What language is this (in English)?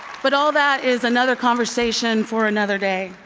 English